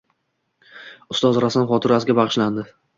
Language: Uzbek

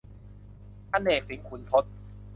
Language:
Thai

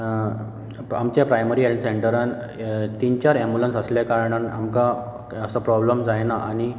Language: Konkani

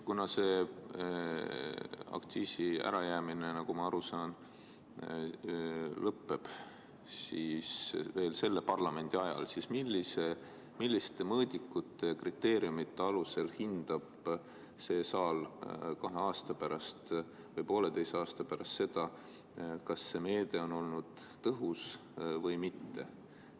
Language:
Estonian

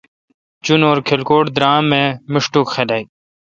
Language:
Kalkoti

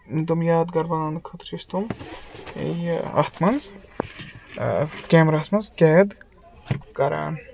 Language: Kashmiri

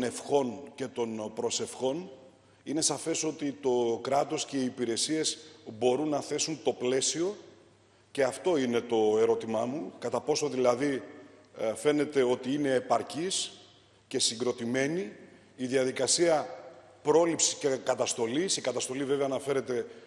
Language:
Greek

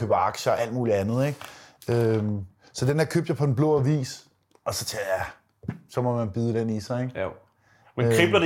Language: Danish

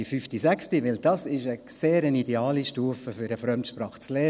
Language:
Swiss German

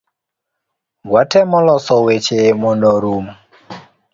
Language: Luo (Kenya and Tanzania)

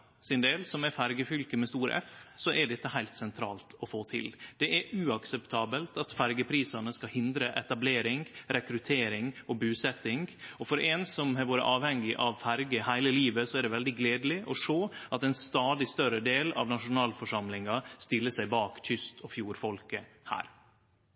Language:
Norwegian Nynorsk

